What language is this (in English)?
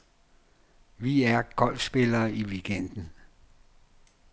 Danish